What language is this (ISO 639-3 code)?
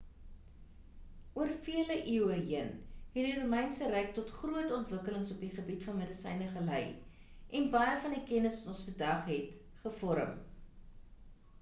afr